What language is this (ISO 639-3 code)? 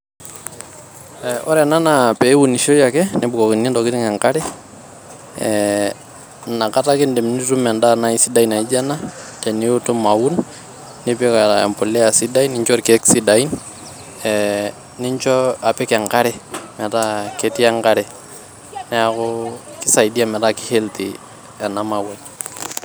mas